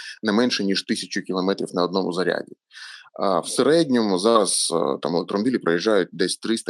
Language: Ukrainian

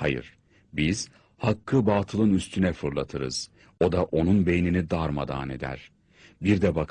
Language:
Turkish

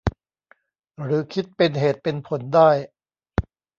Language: Thai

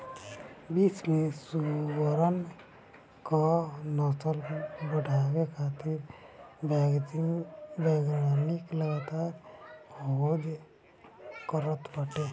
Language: Bhojpuri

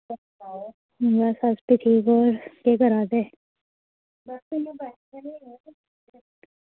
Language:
Dogri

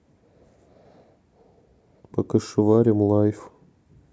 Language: Russian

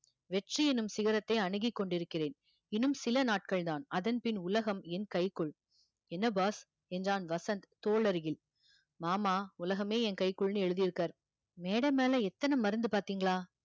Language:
Tamil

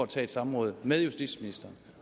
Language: Danish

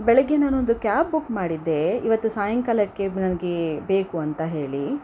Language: Kannada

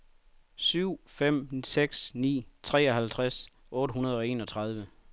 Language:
Danish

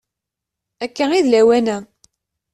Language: Kabyle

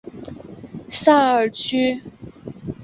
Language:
Chinese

